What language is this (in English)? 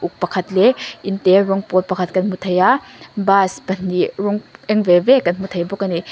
Mizo